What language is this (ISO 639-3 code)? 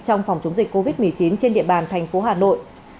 vie